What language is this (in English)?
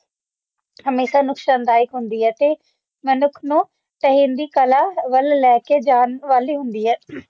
Punjabi